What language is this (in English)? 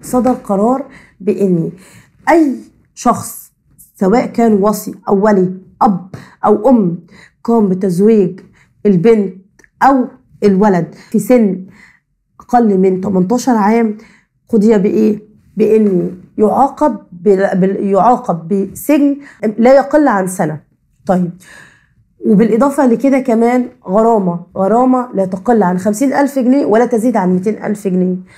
Arabic